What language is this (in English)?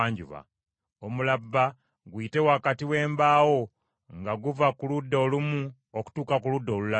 Ganda